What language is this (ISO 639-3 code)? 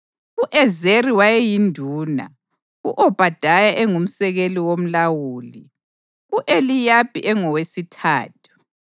nde